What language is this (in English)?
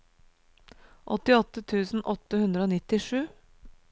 Norwegian